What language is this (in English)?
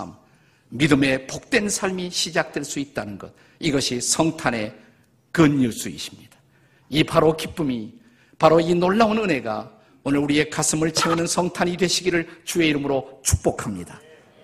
Korean